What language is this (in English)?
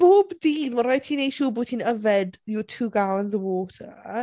Welsh